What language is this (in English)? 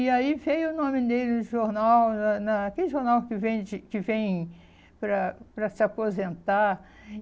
Portuguese